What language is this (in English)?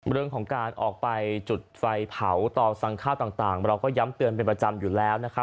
Thai